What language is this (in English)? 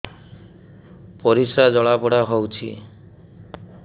Odia